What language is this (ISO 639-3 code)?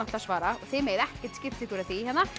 isl